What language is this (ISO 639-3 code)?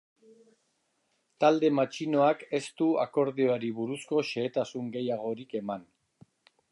eus